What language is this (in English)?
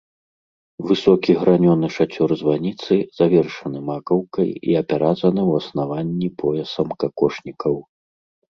Belarusian